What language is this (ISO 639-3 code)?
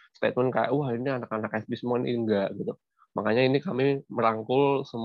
ind